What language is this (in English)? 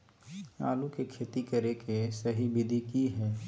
Magahi